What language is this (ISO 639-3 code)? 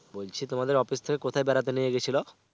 ben